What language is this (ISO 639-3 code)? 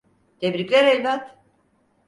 tur